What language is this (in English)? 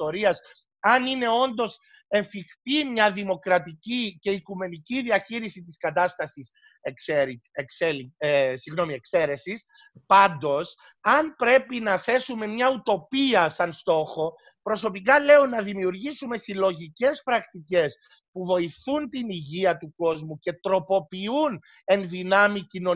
Greek